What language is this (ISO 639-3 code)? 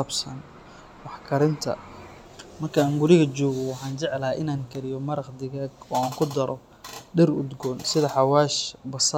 som